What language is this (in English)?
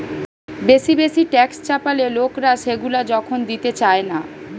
Bangla